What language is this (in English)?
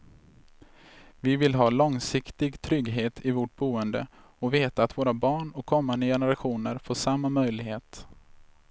Swedish